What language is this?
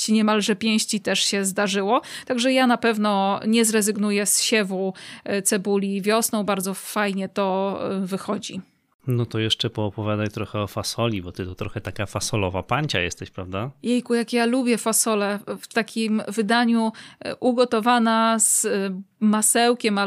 Polish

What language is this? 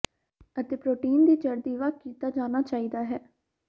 Punjabi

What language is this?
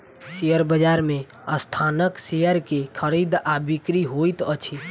Maithili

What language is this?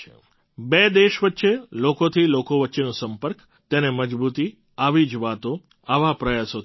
Gujarati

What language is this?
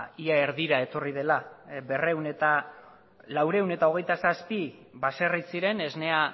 Basque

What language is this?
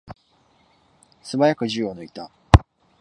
Japanese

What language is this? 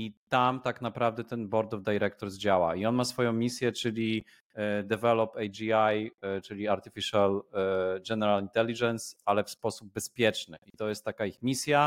Polish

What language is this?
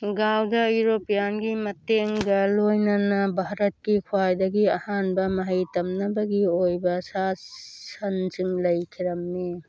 Manipuri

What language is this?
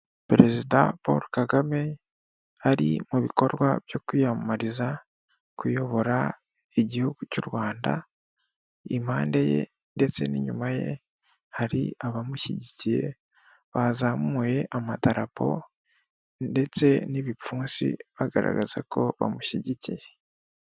Kinyarwanda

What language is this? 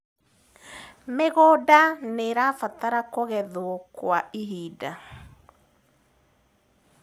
Kikuyu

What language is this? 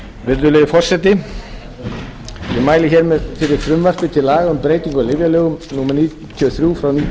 Icelandic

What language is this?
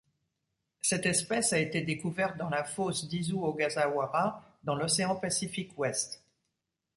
French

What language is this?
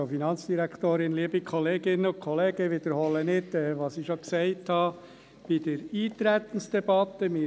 Swiss German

